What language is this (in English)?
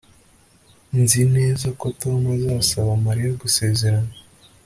Kinyarwanda